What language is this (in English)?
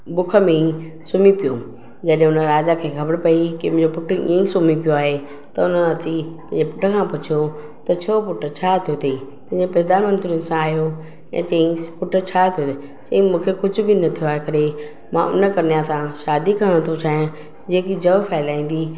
Sindhi